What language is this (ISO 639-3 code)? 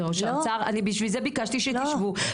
heb